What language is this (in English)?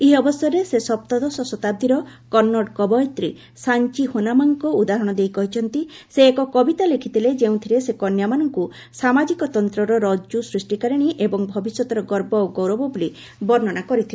Odia